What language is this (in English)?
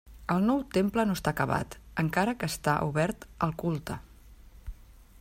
Catalan